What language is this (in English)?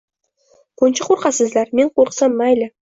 Uzbek